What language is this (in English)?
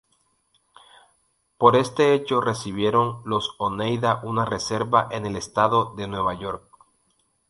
Spanish